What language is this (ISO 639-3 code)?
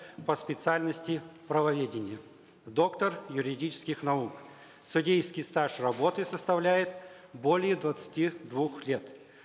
kaz